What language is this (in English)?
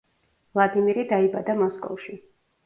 Georgian